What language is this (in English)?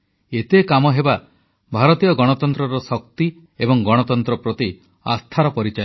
Odia